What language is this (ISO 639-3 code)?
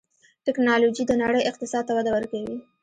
pus